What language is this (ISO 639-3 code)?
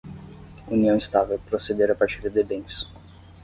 por